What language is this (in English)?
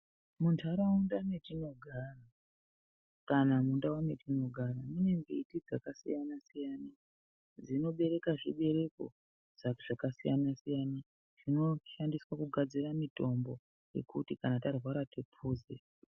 Ndau